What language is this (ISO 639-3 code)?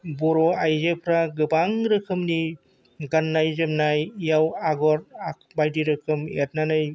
brx